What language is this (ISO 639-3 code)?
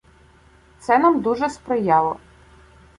ukr